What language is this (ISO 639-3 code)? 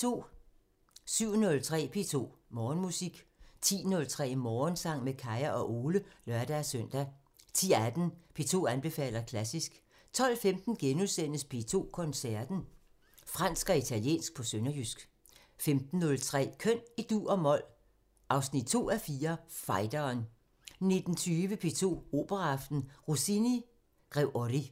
dan